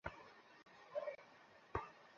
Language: Bangla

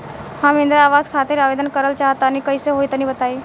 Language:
Bhojpuri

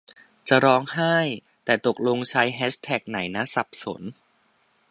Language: Thai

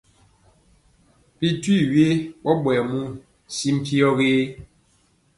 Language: Mpiemo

